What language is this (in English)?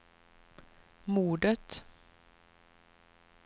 Swedish